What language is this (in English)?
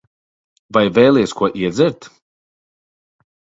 Latvian